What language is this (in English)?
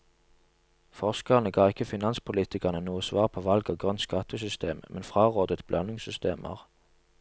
Norwegian